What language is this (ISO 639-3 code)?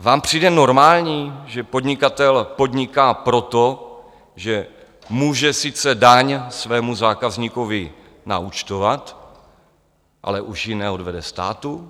ces